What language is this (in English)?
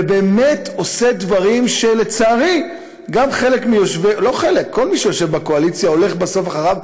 Hebrew